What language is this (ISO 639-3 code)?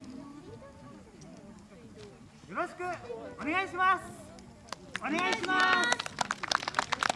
jpn